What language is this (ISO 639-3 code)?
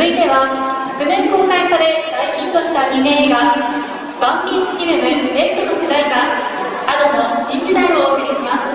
jpn